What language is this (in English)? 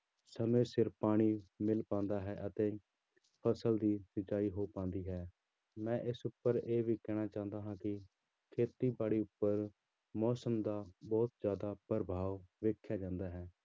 Punjabi